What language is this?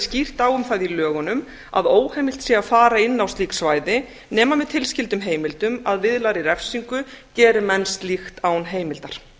Icelandic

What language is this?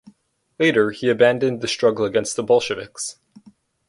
English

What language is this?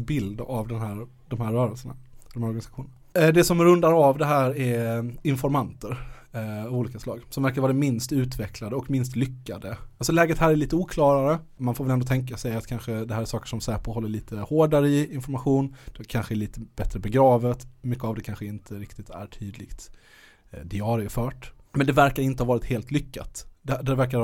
Swedish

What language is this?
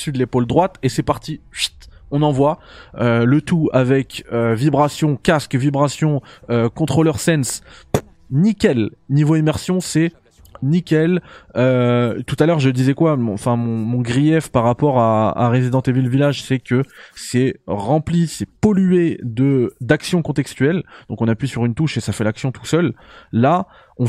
French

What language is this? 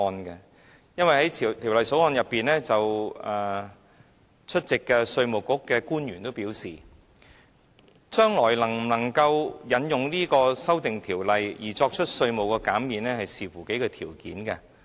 Cantonese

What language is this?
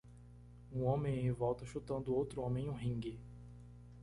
Portuguese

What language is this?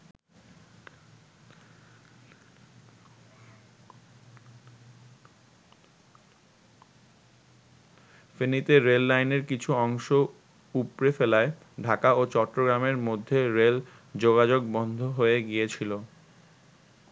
Bangla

